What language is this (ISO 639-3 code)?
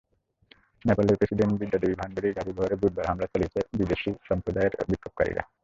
ben